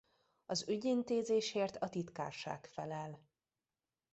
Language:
Hungarian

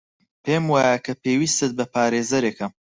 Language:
Central Kurdish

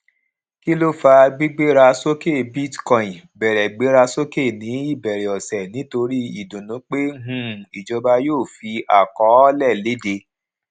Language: Yoruba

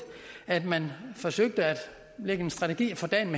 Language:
Danish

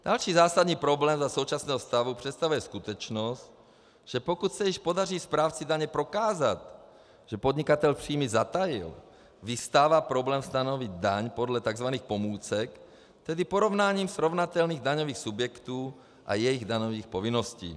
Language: Czech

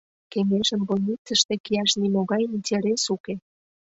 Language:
Mari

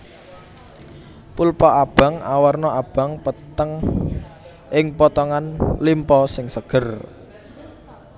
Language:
Javanese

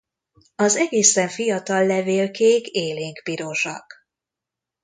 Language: Hungarian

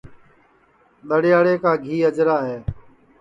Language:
Sansi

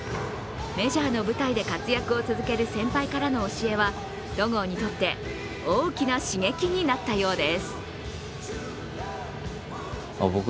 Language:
Japanese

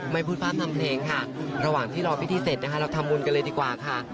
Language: Thai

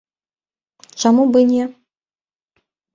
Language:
Belarusian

